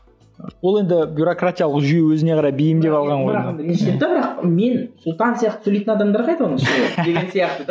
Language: Kazakh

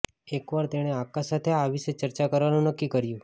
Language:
Gujarati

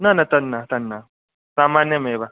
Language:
Sanskrit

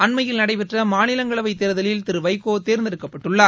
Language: Tamil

